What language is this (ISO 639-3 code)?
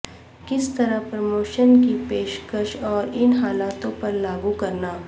urd